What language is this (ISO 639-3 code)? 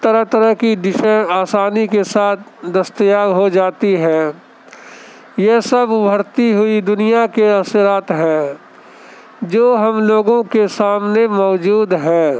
urd